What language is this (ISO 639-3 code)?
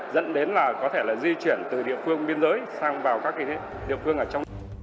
vie